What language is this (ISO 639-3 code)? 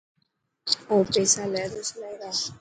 mki